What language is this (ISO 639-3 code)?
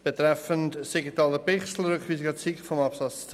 gsw